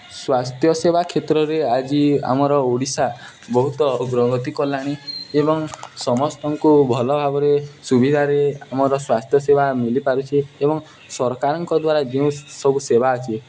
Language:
Odia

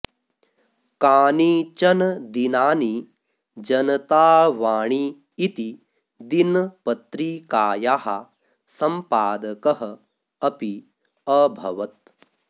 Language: Sanskrit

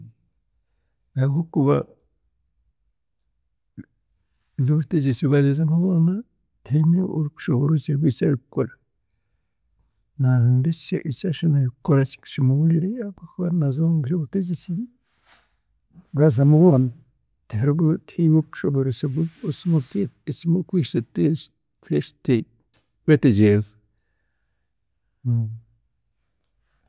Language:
Chiga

